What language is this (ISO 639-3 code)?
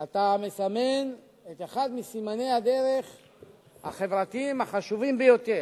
heb